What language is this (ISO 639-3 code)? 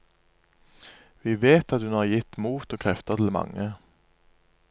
nor